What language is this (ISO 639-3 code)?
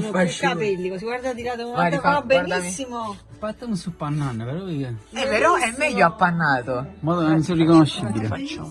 ita